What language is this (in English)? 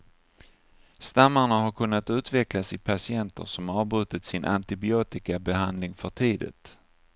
Swedish